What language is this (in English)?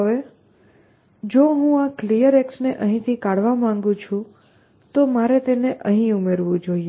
Gujarati